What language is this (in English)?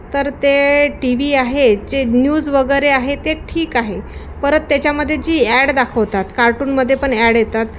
Marathi